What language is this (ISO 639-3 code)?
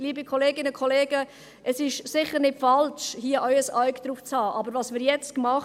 gsw